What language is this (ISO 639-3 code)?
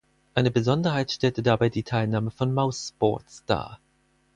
deu